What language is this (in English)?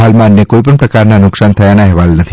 Gujarati